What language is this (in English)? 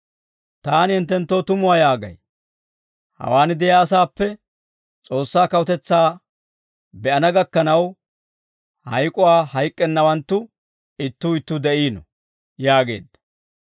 Dawro